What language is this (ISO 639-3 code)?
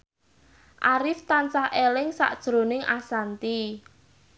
jav